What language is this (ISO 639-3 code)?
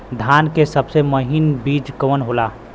bho